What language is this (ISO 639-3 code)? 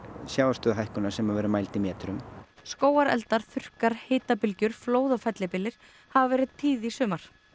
isl